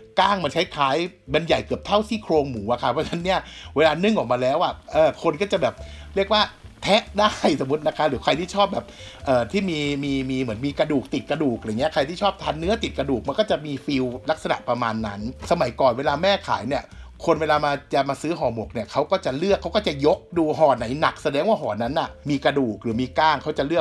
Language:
Thai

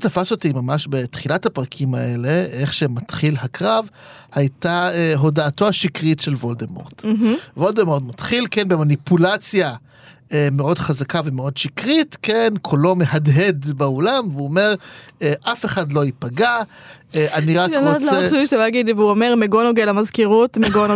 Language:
Hebrew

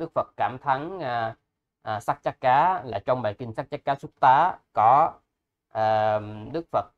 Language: Vietnamese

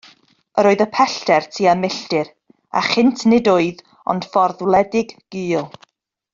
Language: Welsh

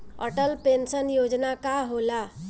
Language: Bhojpuri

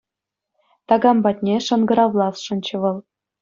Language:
Chuvash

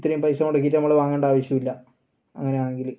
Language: Malayalam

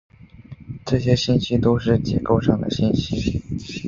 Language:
Chinese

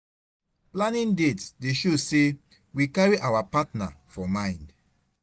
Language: Nigerian Pidgin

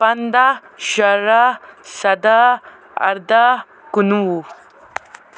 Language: Kashmiri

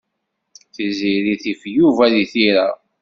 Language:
Kabyle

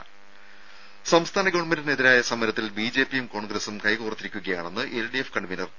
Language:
Malayalam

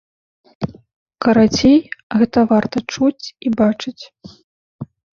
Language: Belarusian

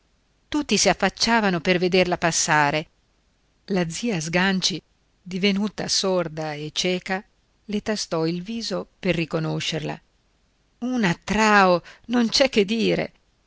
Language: Italian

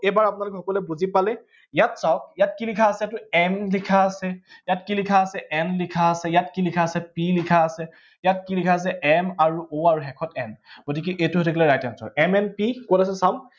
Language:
Assamese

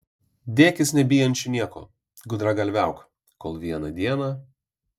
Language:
Lithuanian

